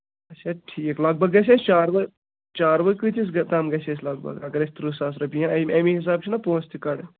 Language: Kashmiri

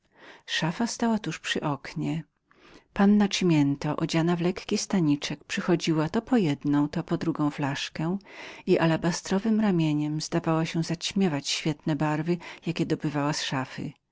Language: Polish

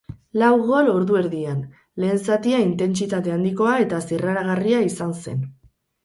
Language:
Basque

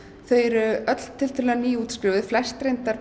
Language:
Icelandic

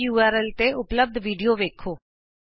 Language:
Punjabi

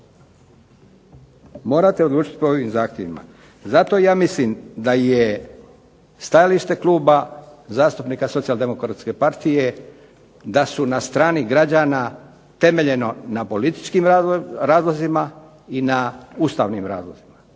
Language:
Croatian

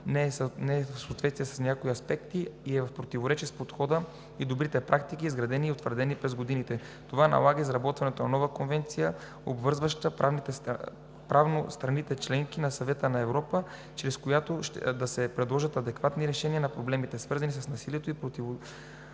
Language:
Bulgarian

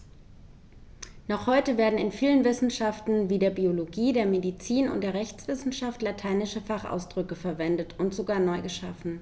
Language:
German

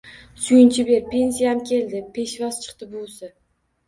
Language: Uzbek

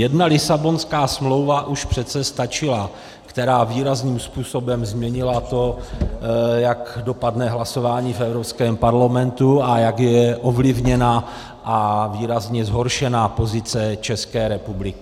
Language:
Czech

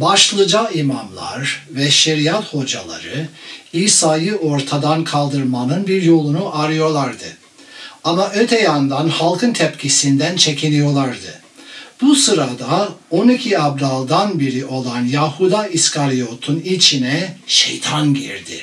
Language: Turkish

